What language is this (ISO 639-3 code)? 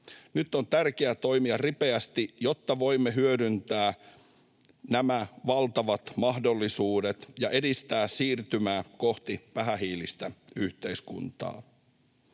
fin